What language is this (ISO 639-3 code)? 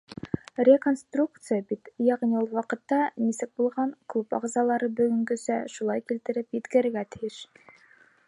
bak